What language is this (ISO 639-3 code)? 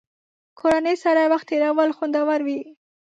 pus